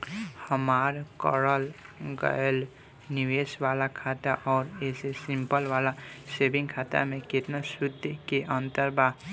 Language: Bhojpuri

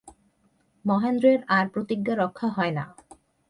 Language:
Bangla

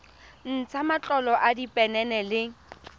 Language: Tswana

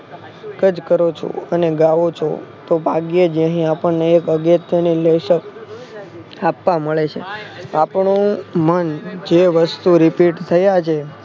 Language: Gujarati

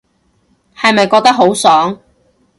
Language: Cantonese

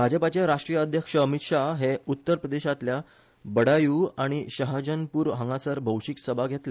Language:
Konkani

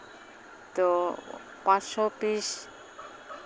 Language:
Santali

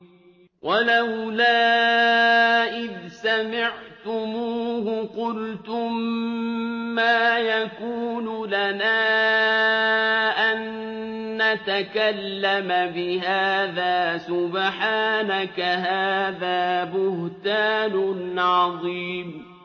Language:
Arabic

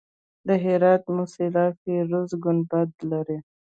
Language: Pashto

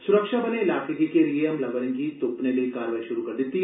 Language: Dogri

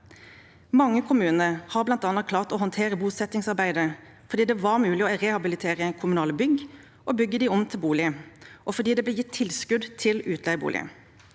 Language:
Norwegian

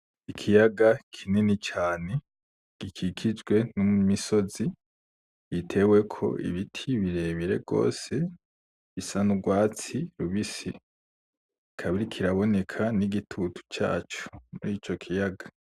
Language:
Rundi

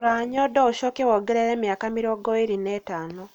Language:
Kikuyu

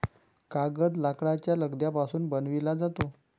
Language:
Marathi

